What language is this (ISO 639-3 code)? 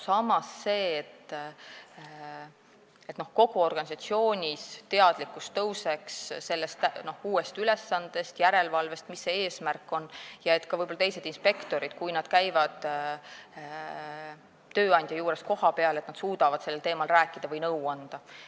est